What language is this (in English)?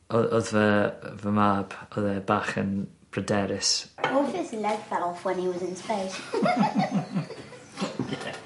Welsh